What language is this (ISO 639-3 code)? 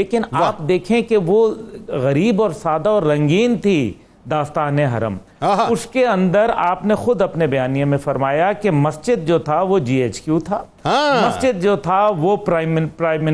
urd